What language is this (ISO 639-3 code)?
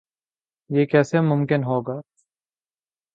urd